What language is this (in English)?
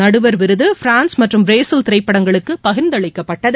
Tamil